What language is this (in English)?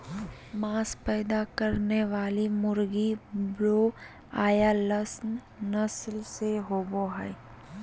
Magahi